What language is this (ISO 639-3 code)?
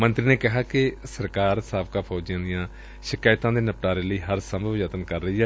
pan